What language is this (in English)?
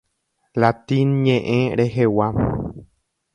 Guarani